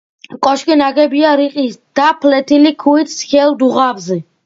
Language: Georgian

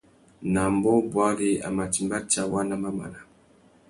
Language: Tuki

